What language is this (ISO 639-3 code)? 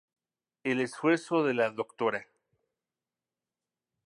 spa